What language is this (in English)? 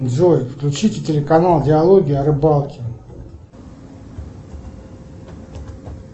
Russian